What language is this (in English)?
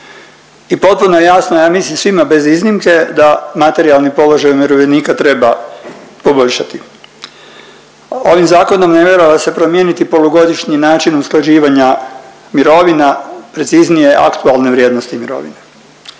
Croatian